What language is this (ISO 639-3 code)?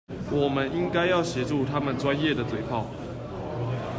zho